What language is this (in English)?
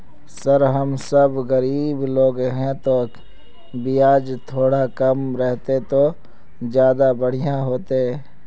Magahi